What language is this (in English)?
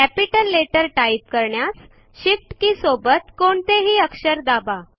Marathi